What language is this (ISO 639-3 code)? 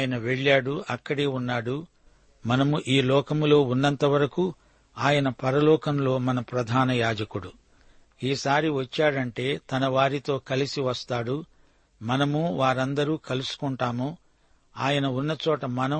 tel